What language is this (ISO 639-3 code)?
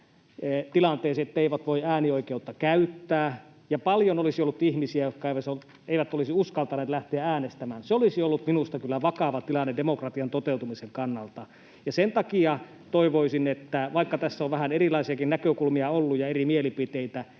fin